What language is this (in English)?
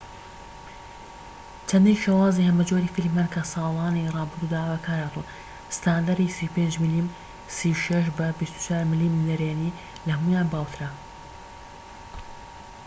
Central Kurdish